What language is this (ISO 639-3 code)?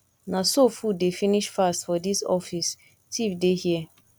pcm